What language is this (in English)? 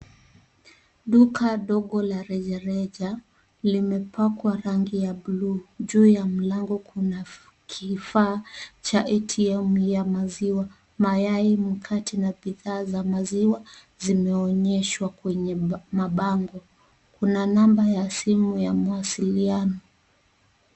Swahili